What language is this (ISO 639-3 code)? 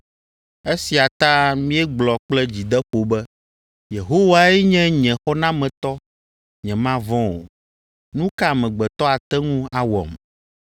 ewe